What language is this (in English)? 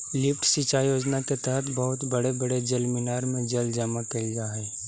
Magahi